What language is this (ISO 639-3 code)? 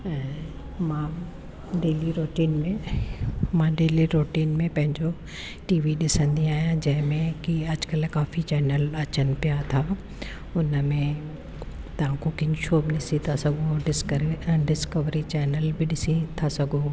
snd